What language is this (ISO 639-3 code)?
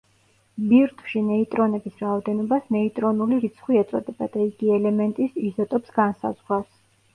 kat